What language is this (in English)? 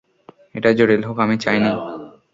Bangla